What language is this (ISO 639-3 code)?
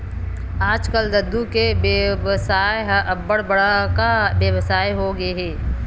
hne